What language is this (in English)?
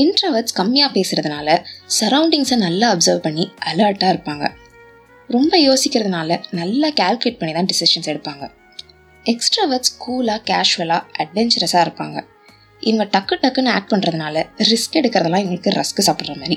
Tamil